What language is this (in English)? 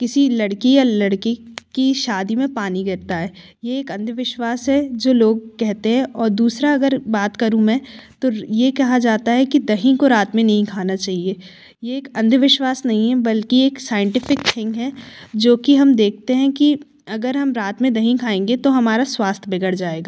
Hindi